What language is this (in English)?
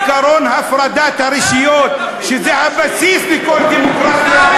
Hebrew